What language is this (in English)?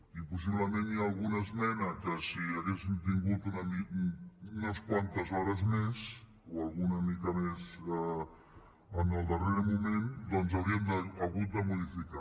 Catalan